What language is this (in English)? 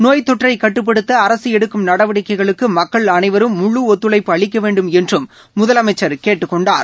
Tamil